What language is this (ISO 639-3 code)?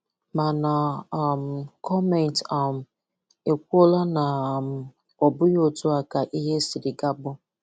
ibo